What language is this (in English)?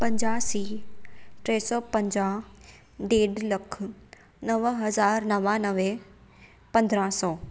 Sindhi